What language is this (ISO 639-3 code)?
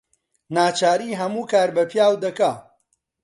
ckb